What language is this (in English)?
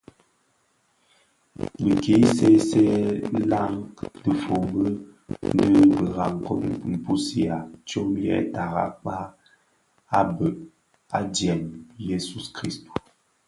Bafia